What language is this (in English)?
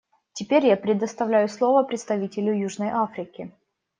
Russian